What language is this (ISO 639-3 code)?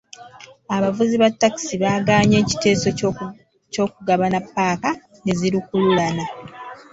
lug